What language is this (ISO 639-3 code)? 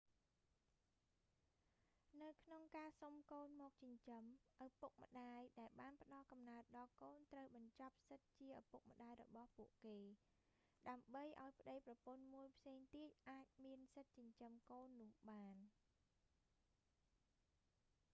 khm